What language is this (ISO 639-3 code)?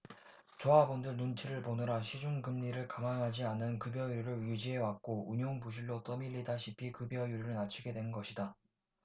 kor